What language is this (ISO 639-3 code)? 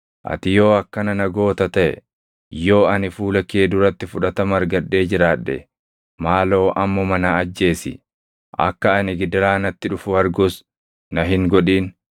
orm